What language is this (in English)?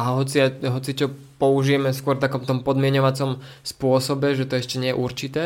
Slovak